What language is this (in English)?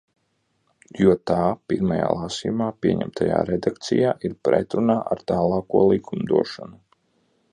Latvian